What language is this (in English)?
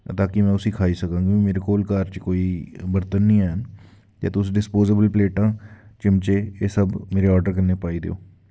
Dogri